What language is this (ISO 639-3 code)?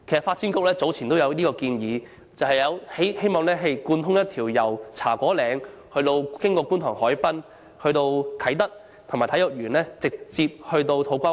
yue